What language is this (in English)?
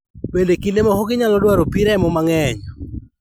Luo (Kenya and Tanzania)